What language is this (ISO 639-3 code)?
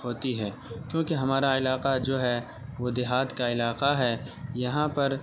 urd